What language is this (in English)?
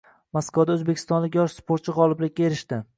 Uzbek